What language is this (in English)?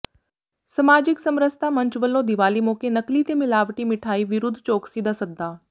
Punjabi